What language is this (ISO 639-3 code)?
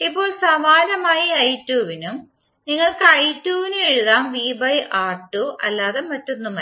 mal